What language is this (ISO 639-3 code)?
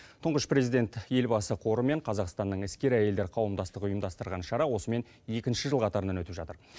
kaz